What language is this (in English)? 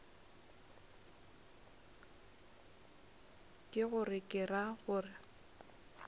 Northern Sotho